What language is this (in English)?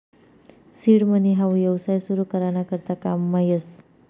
Marathi